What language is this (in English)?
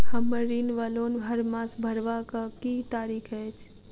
Maithili